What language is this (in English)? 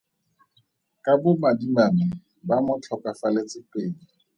Tswana